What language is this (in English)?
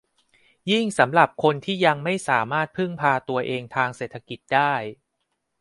Thai